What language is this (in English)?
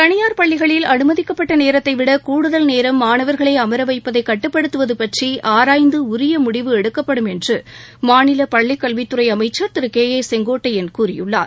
Tamil